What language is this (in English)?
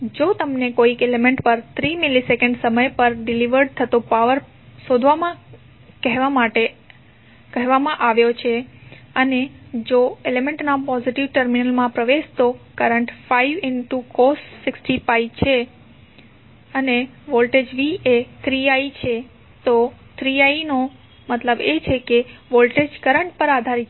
Gujarati